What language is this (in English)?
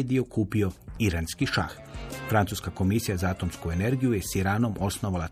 Croatian